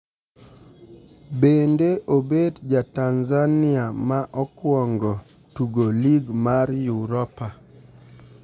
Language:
Luo (Kenya and Tanzania)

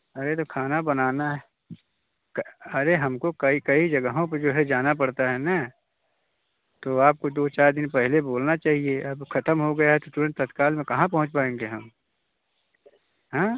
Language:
Hindi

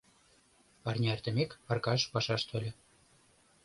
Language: Mari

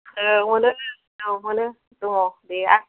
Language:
Bodo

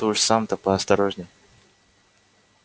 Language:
Russian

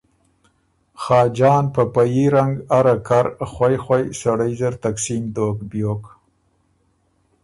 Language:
Ormuri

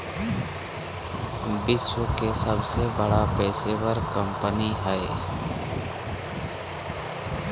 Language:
Magahi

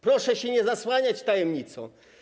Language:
Polish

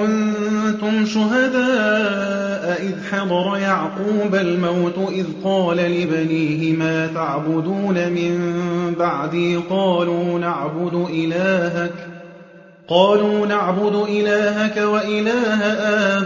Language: Arabic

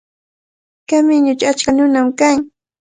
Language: Cajatambo North Lima Quechua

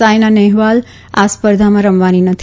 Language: Gujarati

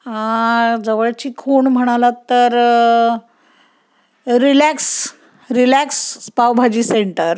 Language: Marathi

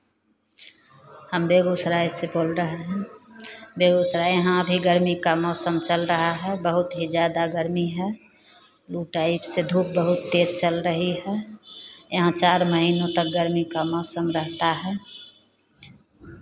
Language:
Hindi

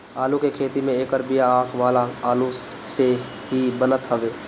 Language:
Bhojpuri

